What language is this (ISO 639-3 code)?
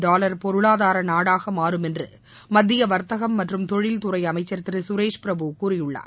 tam